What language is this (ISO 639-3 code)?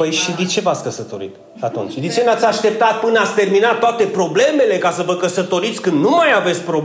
ron